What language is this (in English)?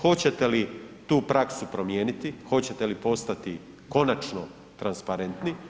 Croatian